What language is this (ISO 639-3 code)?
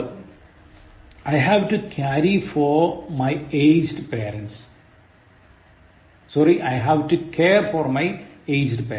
mal